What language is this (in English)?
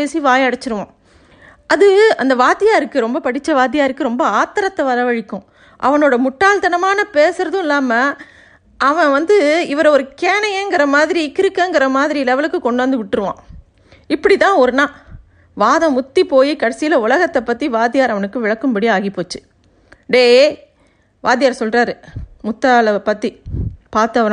Tamil